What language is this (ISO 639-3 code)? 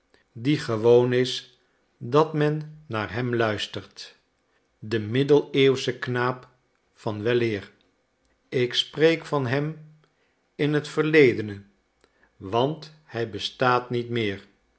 nld